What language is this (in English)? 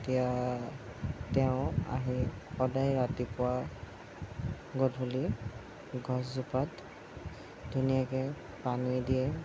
Assamese